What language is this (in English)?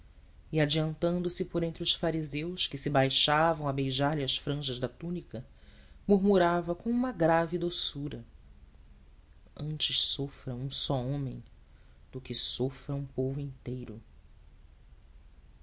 Portuguese